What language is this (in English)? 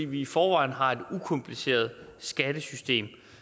Danish